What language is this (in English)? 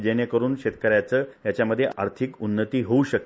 Marathi